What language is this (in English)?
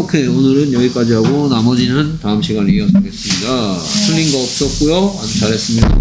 Korean